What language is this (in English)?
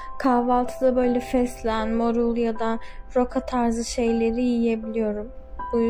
Turkish